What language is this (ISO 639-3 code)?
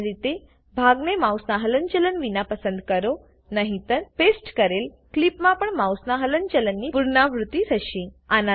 guj